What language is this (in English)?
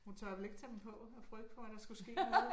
Danish